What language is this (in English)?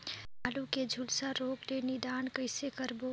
Chhattisgarhi